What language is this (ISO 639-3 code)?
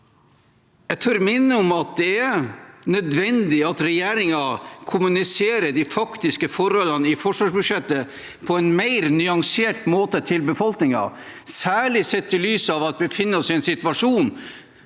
nor